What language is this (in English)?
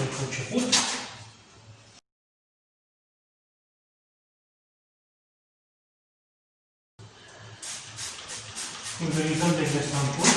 Romanian